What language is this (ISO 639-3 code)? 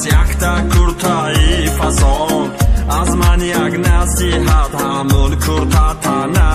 ron